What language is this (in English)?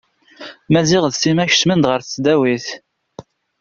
Kabyle